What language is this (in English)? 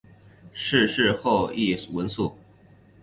Chinese